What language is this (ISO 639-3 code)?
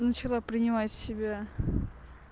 rus